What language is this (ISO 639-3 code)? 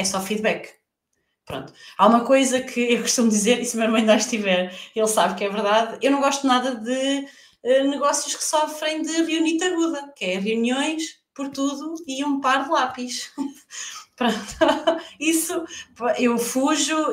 por